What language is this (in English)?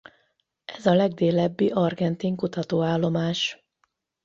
Hungarian